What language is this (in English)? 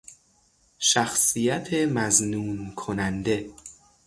Persian